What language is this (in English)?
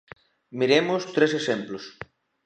Galician